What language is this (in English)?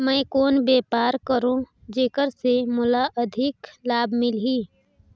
Chhattisgarhi